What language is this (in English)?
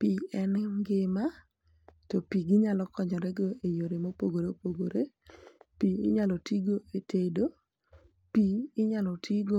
Luo (Kenya and Tanzania)